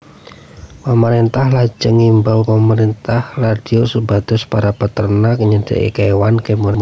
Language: Javanese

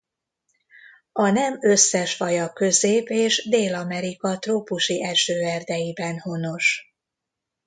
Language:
Hungarian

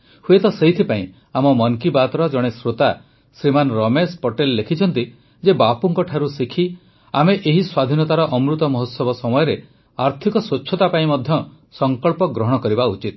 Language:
Odia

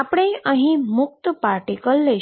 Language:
Gujarati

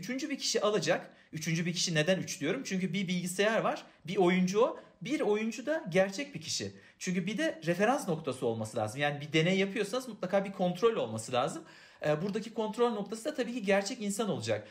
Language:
Turkish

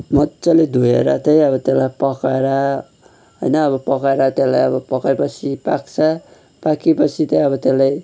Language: Nepali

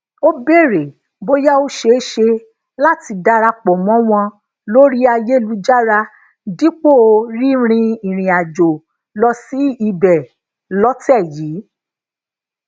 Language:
Yoruba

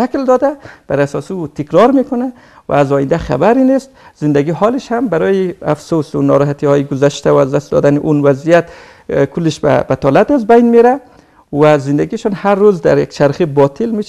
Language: Persian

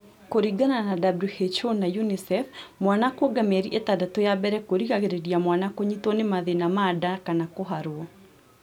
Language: Kikuyu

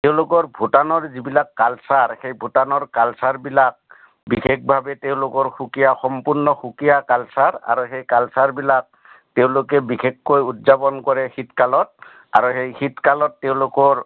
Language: Assamese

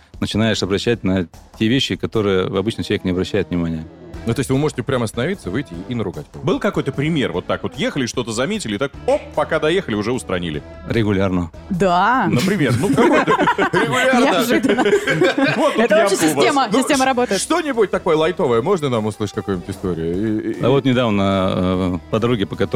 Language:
Russian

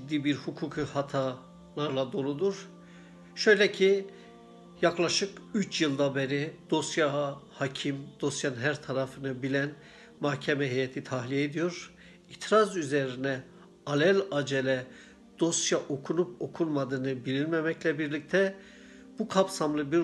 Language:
Turkish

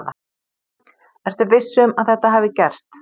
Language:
Icelandic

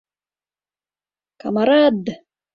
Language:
Mari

